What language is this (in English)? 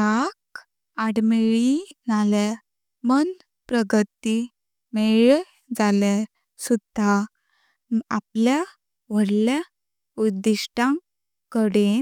Konkani